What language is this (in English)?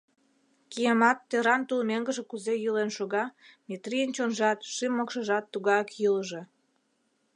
Mari